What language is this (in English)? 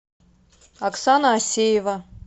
Russian